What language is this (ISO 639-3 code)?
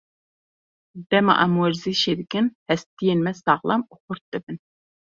kur